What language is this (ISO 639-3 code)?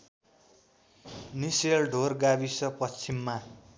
nep